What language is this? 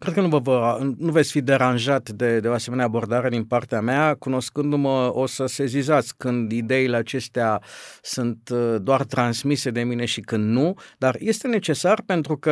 Romanian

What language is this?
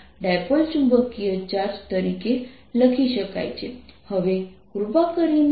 Gujarati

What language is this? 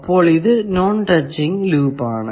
Malayalam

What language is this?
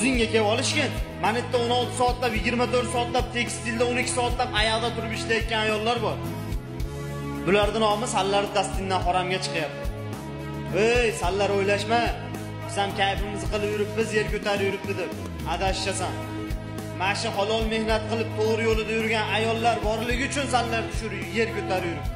Turkish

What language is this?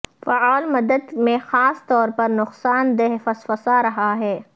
Urdu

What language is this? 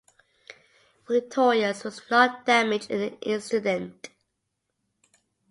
English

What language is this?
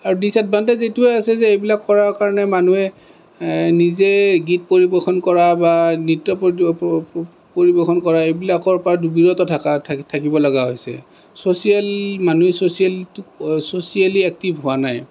Assamese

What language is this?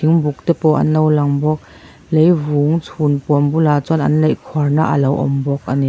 Mizo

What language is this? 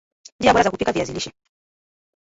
Swahili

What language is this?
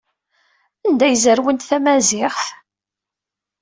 Kabyle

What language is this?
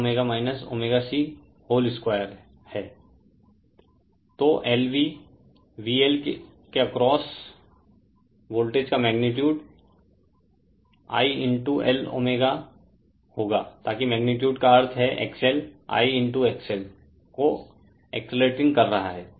Hindi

